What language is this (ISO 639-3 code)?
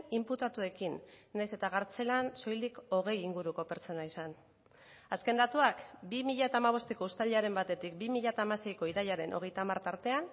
eus